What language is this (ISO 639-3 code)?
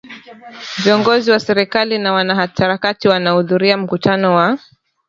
swa